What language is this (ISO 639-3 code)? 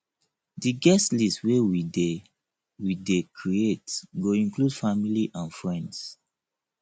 pcm